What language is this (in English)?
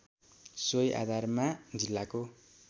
Nepali